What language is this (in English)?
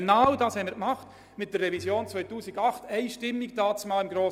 Swiss German